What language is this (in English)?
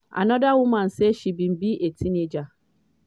Nigerian Pidgin